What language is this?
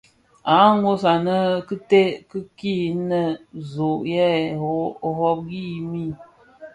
Bafia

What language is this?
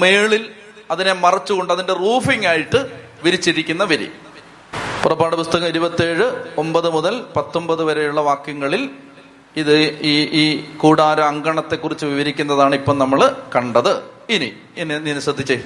Malayalam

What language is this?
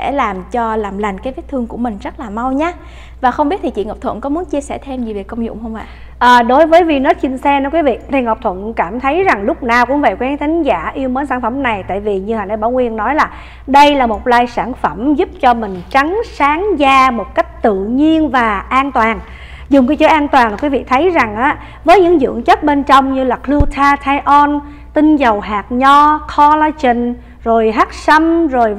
Vietnamese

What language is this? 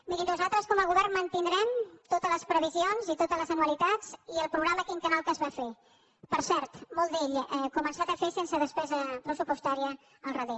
Catalan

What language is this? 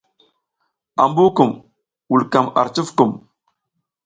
South Giziga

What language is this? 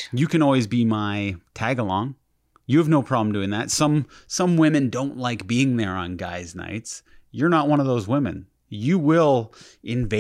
English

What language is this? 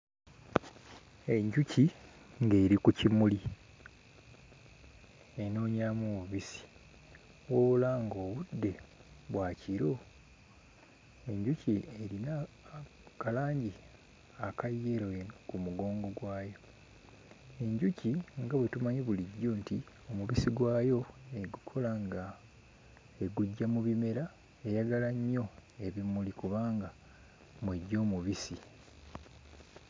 Ganda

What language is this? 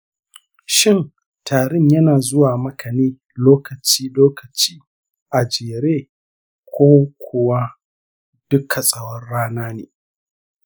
Hausa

